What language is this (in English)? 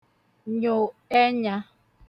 Igbo